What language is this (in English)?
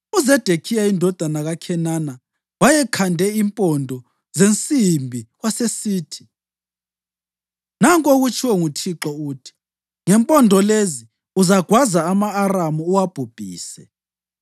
North Ndebele